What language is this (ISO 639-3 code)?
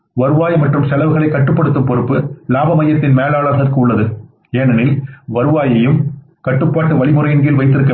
tam